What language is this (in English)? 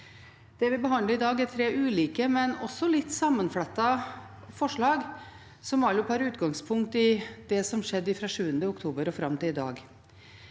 Norwegian